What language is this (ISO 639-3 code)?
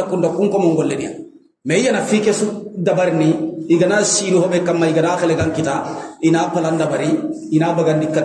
ind